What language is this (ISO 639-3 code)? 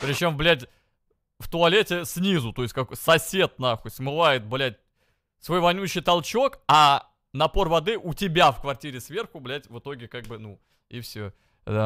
rus